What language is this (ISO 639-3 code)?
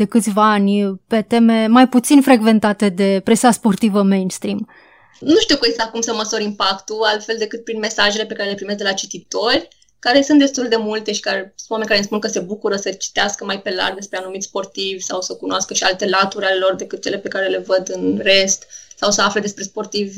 ron